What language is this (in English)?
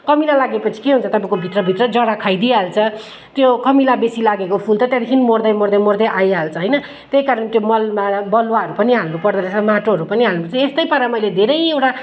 Nepali